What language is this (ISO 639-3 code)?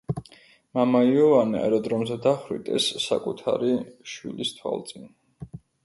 kat